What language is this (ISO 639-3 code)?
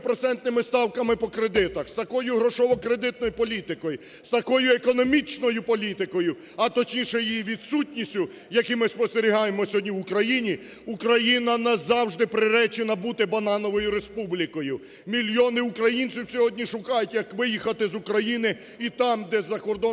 ukr